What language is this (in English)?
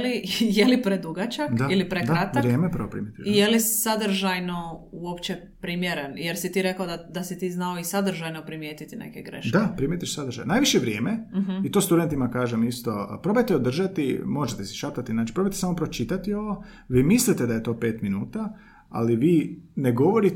Croatian